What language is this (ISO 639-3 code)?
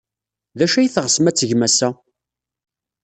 kab